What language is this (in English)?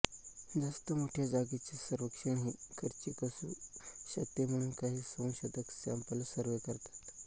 Marathi